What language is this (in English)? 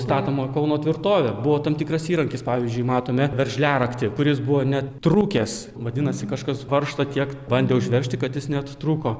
Lithuanian